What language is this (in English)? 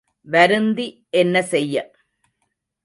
Tamil